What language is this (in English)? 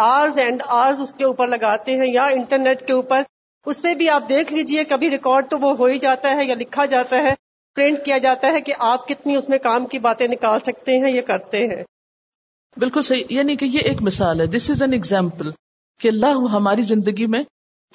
Urdu